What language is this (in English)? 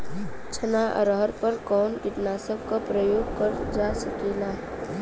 Bhojpuri